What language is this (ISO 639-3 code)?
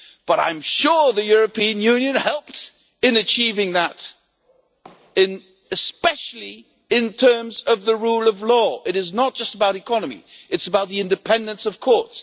eng